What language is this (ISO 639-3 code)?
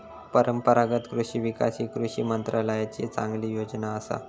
mar